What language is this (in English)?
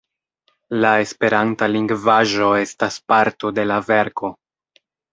Esperanto